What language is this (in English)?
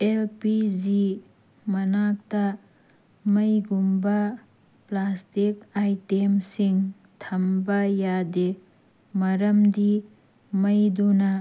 Manipuri